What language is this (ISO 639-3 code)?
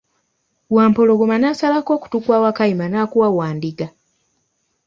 lug